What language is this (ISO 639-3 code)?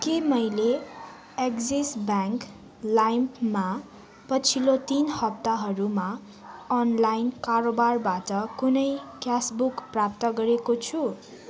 nep